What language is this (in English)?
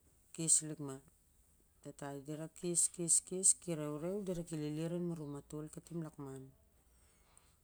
Siar-Lak